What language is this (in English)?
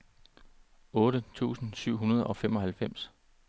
Danish